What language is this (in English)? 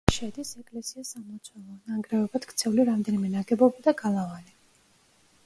Georgian